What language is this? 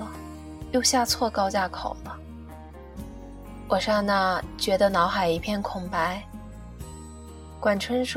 Chinese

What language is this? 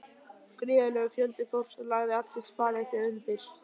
Icelandic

